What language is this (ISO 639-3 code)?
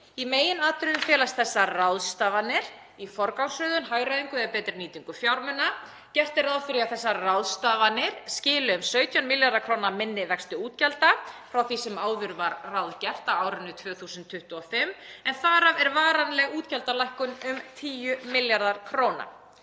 isl